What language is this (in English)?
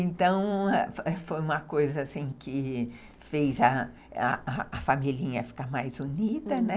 Portuguese